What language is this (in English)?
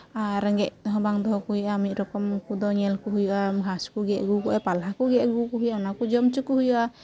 Santali